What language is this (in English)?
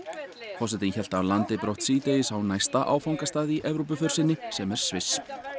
Icelandic